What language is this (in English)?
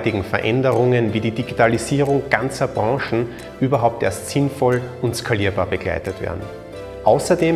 German